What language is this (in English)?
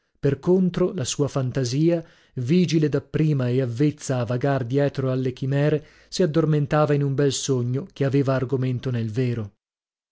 Italian